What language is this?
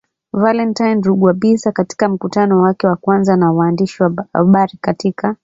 Swahili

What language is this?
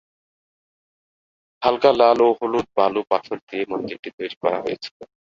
Bangla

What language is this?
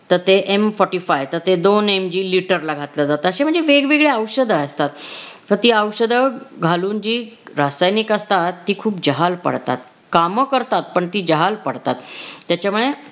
Marathi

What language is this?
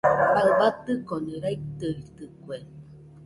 Nüpode Huitoto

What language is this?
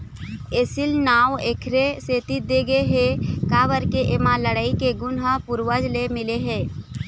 Chhattisgarhi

